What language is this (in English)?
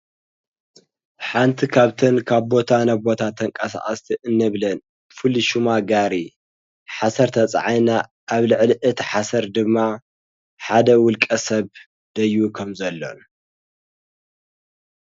Tigrinya